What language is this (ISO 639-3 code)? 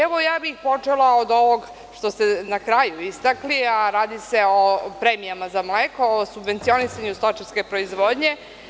srp